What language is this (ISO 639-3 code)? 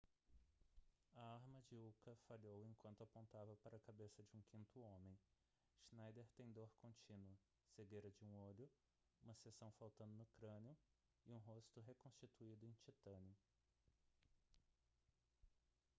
por